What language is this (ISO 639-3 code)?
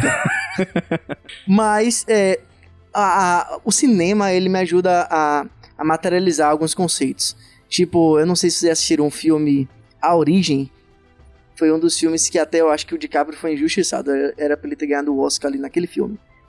por